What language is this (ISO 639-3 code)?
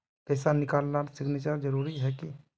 mag